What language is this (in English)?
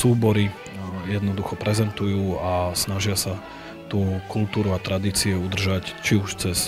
Slovak